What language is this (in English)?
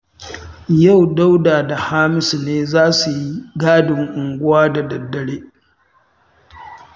Hausa